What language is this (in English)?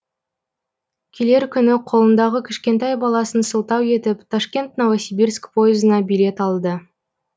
Kazakh